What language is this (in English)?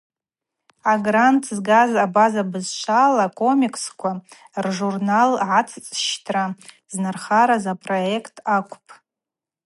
Abaza